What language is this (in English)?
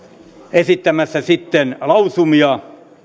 Finnish